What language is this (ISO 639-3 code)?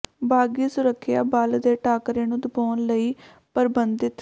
pan